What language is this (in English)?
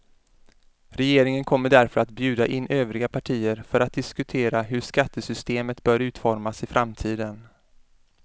Swedish